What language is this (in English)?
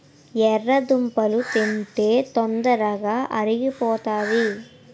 Telugu